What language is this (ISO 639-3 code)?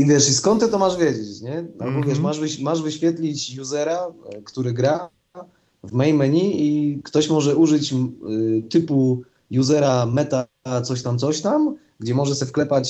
pol